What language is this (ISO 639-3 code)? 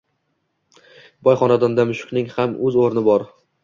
uzb